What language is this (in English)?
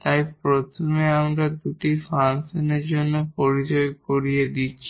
Bangla